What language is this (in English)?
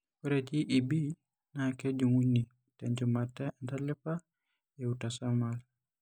Masai